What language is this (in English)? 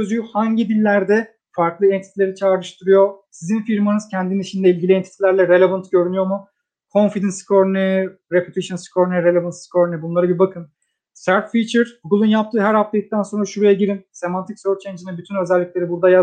Turkish